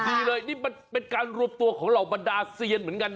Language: Thai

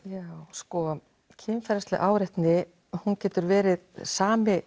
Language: Icelandic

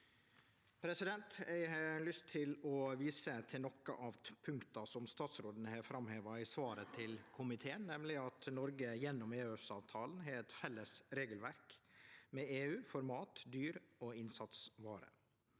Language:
Norwegian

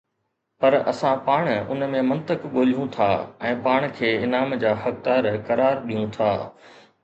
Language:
Sindhi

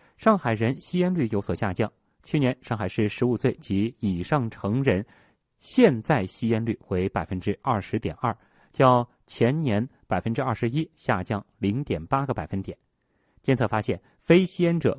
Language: Chinese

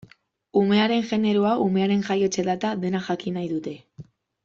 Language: Basque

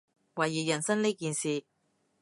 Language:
Cantonese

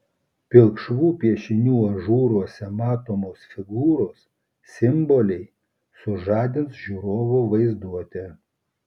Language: Lithuanian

